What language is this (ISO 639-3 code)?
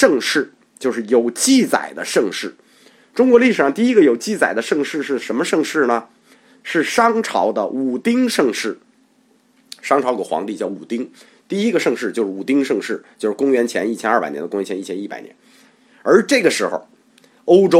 zho